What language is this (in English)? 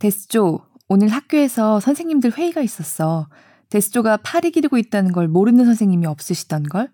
Korean